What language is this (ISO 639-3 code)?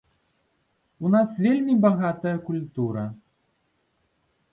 bel